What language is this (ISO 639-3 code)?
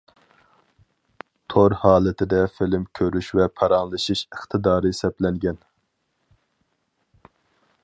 uig